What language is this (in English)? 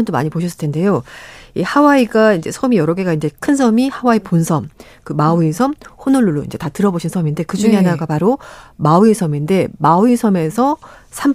Korean